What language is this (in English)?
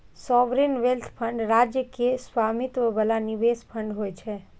Maithili